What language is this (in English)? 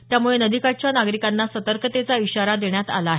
Marathi